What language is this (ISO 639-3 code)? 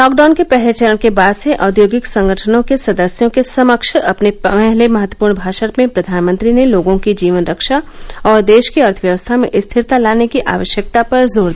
hin